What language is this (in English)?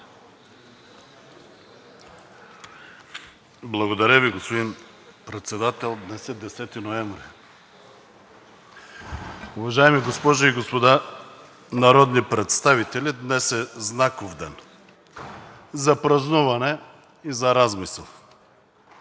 Bulgarian